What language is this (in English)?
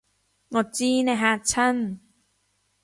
Cantonese